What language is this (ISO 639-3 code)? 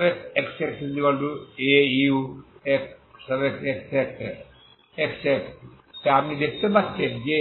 ben